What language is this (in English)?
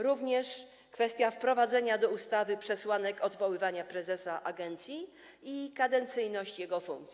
Polish